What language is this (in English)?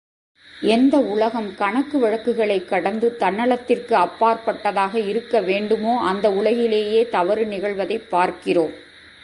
Tamil